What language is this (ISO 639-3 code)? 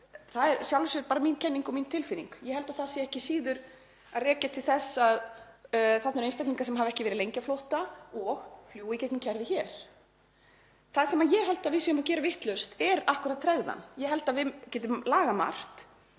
isl